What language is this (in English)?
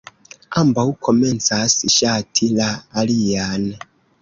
Esperanto